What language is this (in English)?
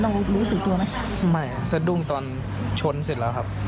Thai